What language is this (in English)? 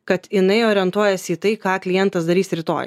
Lithuanian